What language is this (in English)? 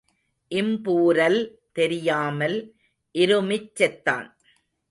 Tamil